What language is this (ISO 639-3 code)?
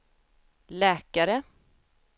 swe